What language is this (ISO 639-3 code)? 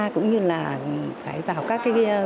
vie